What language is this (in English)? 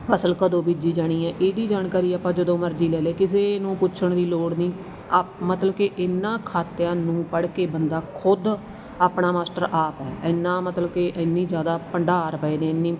Punjabi